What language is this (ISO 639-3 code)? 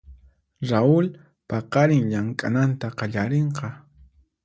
qxp